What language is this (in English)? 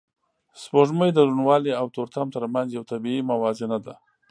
Pashto